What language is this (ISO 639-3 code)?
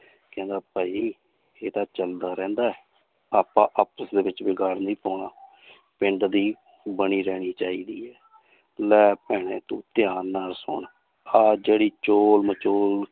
pan